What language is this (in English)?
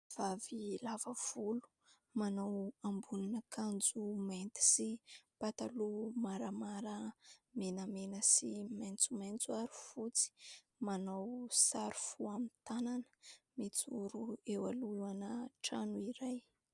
Malagasy